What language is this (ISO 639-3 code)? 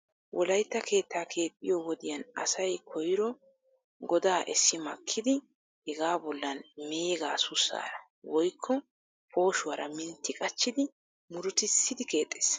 wal